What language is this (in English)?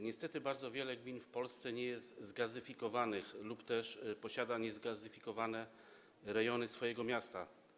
Polish